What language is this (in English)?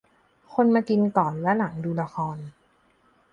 Thai